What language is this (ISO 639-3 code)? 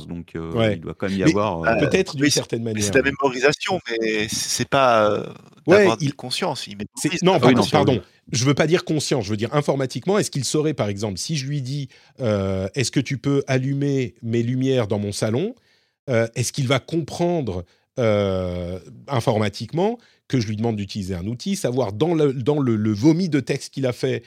fra